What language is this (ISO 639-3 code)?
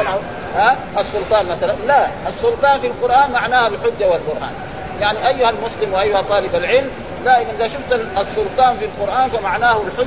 ara